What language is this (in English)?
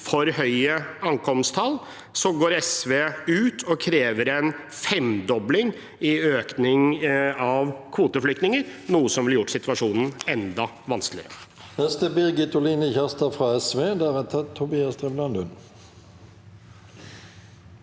Norwegian